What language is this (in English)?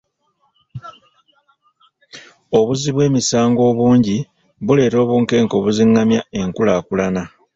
Ganda